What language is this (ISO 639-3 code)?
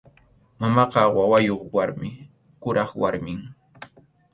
qxu